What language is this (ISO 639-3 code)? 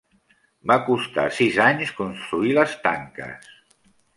cat